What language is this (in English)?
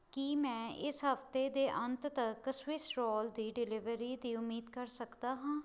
Punjabi